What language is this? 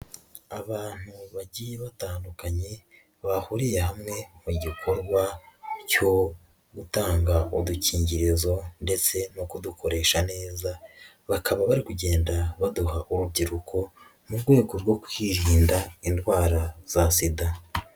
Kinyarwanda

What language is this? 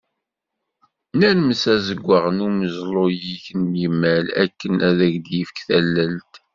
Kabyle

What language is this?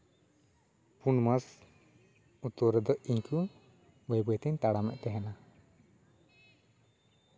Santali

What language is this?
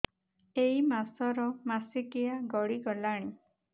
Odia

